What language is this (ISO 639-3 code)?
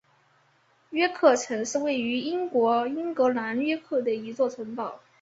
zho